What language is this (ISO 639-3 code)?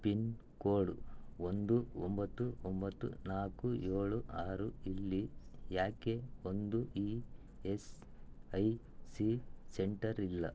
kan